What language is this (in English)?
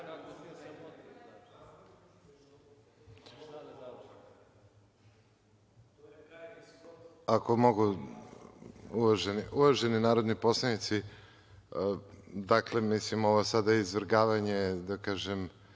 Serbian